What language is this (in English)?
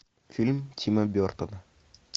Russian